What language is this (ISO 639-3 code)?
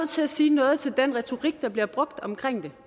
dan